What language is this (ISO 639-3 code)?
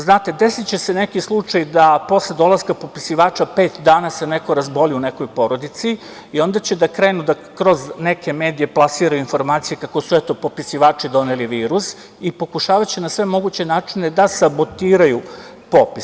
srp